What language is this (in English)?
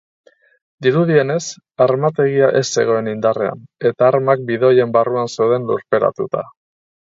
Basque